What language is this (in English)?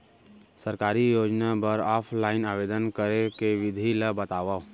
Chhattisgarhi